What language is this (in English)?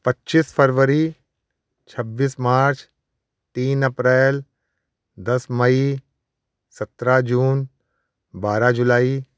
Hindi